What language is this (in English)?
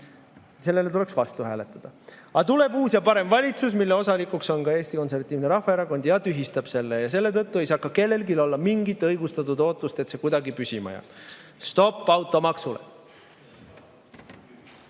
Estonian